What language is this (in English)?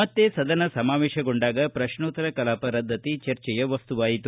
Kannada